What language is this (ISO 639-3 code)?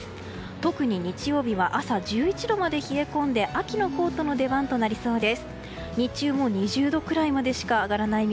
jpn